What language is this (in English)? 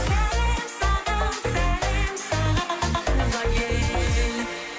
Kazakh